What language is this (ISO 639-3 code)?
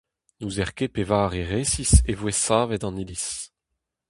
bre